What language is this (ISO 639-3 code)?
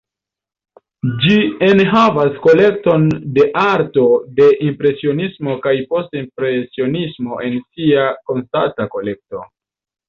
epo